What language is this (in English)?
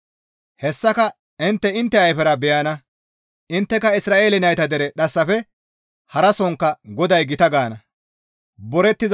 Gamo